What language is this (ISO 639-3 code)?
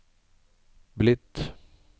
nor